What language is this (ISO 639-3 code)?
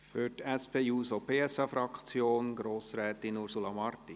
gsw